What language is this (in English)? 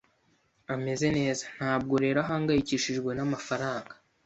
Kinyarwanda